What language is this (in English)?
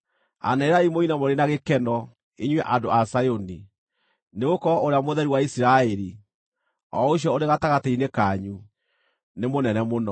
Kikuyu